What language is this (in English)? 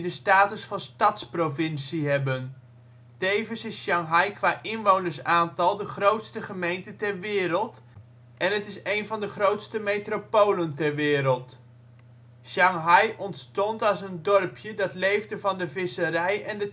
Dutch